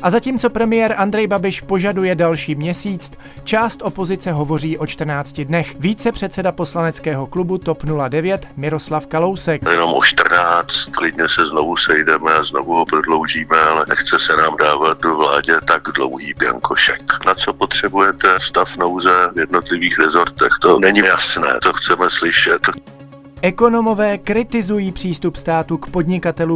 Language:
Czech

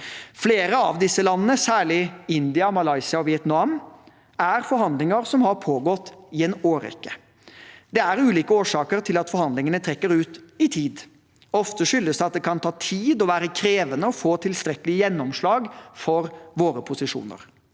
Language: Norwegian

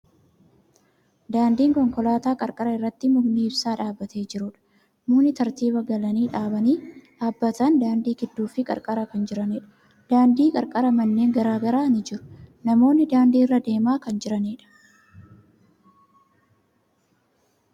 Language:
Oromo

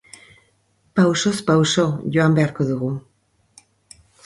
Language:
Basque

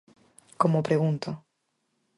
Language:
Galician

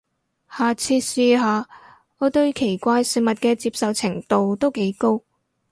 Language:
Cantonese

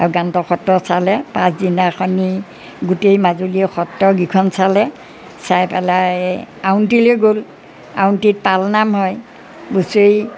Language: Assamese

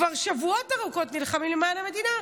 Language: Hebrew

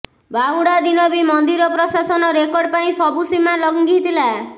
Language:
Odia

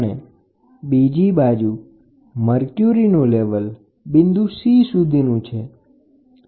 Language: Gujarati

